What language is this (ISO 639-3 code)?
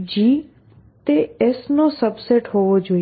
guj